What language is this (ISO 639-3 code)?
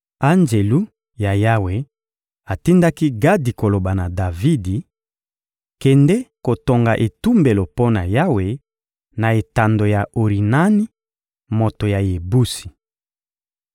lin